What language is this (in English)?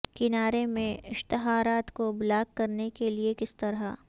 Urdu